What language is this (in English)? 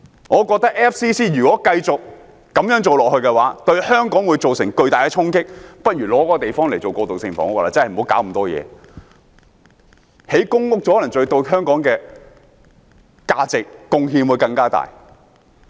Cantonese